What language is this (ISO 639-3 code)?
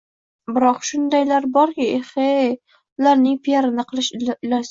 uzb